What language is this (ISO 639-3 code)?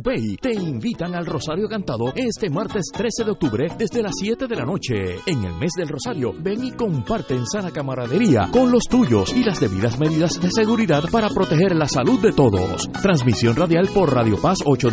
spa